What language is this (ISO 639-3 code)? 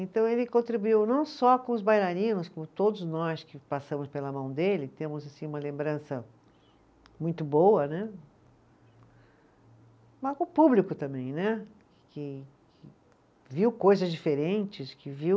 por